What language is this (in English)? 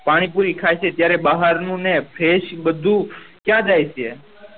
Gujarati